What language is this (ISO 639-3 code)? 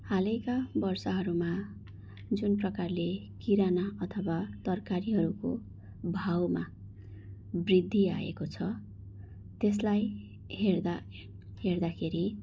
nep